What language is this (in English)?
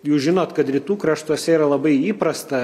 Lithuanian